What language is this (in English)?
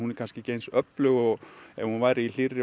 Icelandic